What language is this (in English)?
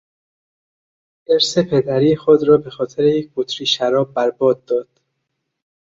Persian